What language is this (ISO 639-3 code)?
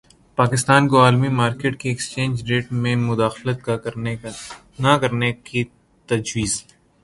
urd